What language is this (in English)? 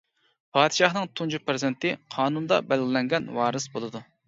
Uyghur